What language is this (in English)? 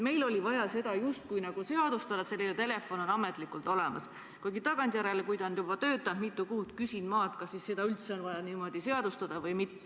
Estonian